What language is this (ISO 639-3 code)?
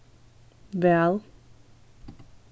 fao